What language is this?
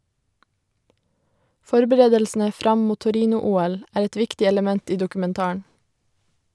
Norwegian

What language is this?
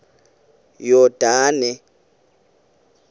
Xhosa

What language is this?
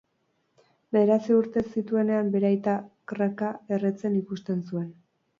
Basque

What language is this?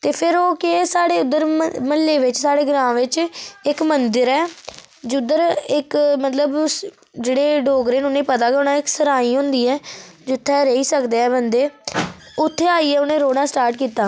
Dogri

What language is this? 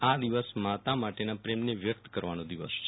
Gujarati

